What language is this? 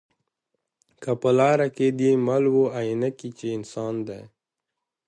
Pashto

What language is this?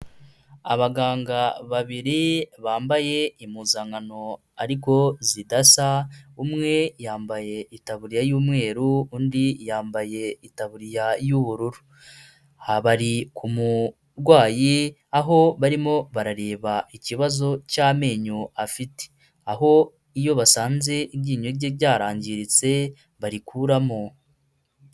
Kinyarwanda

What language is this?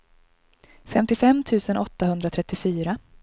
Swedish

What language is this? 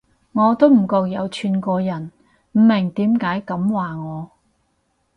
Cantonese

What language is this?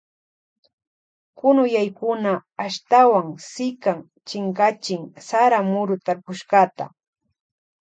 Loja Highland Quichua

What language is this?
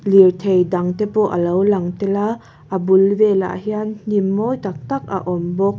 Mizo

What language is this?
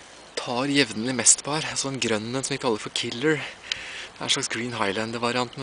Norwegian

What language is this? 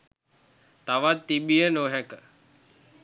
Sinhala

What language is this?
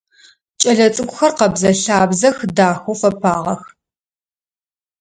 Adyghe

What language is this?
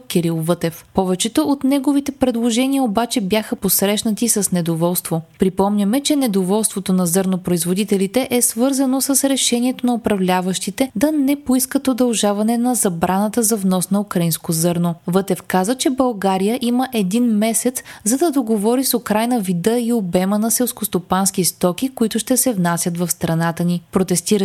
Bulgarian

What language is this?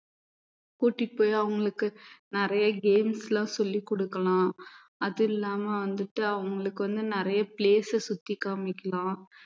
Tamil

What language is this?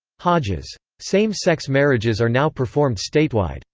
English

